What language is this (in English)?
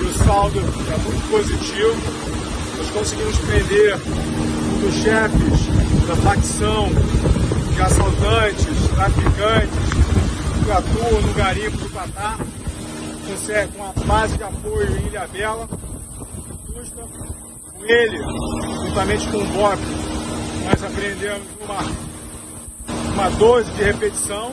Portuguese